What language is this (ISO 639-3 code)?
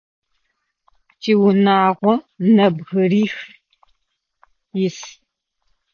ady